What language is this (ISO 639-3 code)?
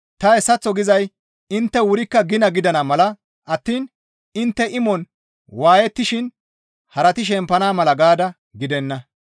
gmv